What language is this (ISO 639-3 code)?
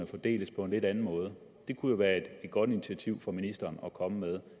dan